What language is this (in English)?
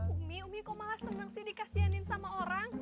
Indonesian